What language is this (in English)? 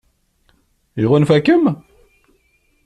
Kabyle